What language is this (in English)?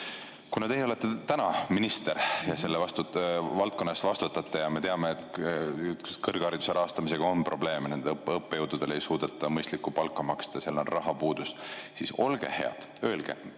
Estonian